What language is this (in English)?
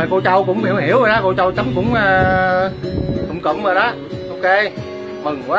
Vietnamese